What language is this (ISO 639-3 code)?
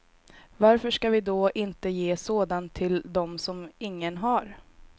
swe